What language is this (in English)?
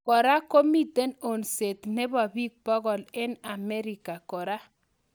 Kalenjin